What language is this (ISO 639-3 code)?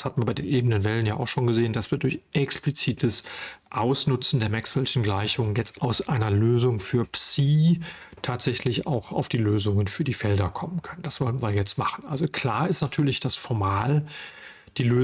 deu